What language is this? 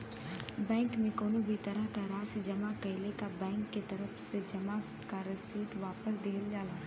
Bhojpuri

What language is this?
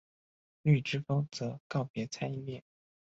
Chinese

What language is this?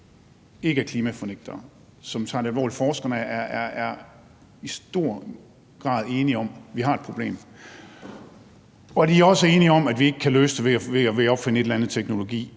Danish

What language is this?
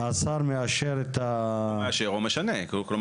Hebrew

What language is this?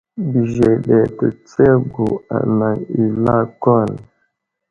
Wuzlam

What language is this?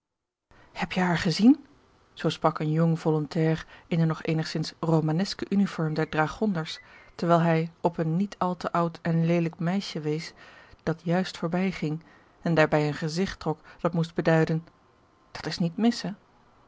Dutch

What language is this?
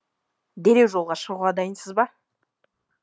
Kazakh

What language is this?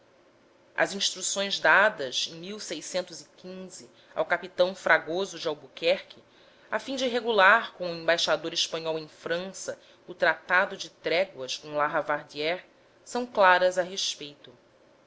Portuguese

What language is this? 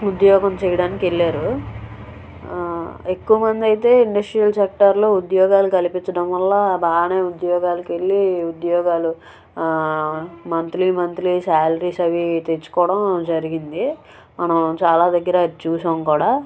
Telugu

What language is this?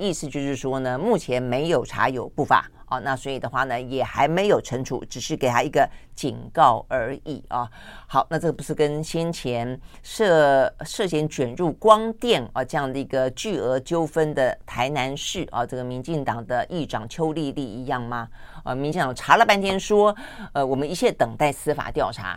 Chinese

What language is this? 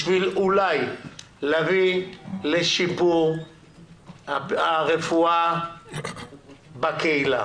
Hebrew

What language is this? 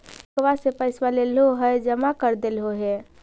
Magahi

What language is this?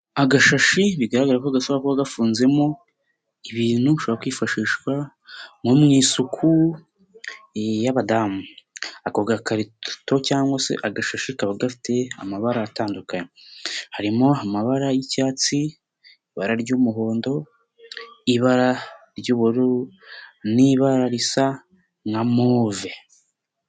Kinyarwanda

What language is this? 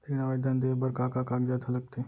Chhattisgarhi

